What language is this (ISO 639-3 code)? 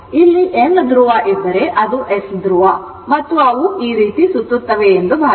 kan